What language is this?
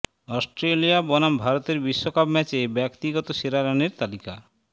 Bangla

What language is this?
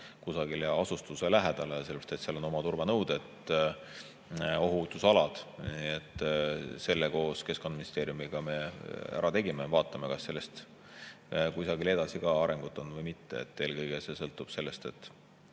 Estonian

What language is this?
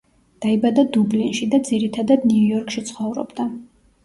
Georgian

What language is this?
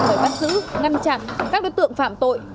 Vietnamese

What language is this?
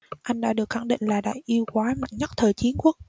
Vietnamese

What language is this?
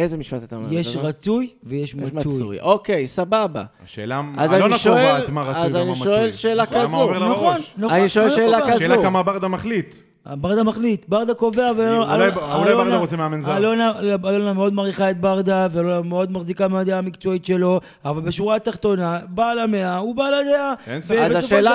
Hebrew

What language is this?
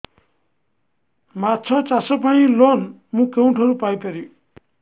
Odia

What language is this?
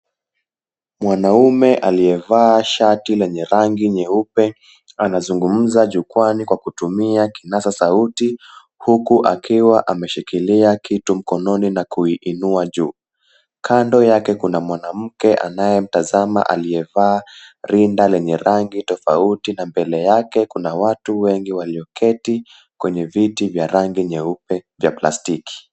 Swahili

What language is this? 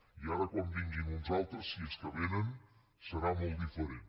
Catalan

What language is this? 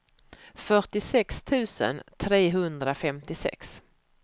Swedish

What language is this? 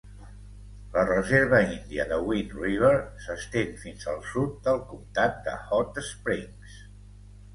Catalan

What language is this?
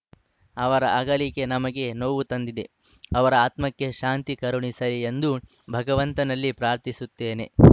Kannada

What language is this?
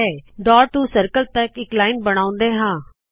Punjabi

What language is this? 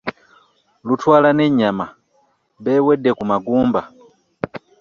Ganda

